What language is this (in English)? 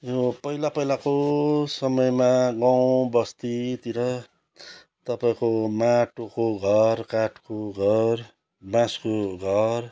Nepali